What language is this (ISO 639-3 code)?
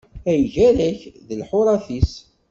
kab